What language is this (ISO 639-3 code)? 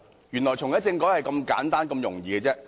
yue